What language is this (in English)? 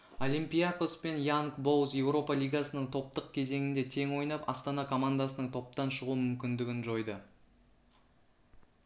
Kazakh